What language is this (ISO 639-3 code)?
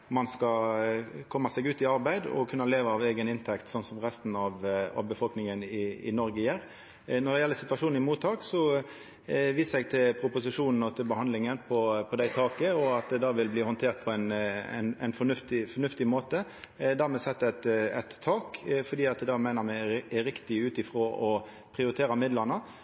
nno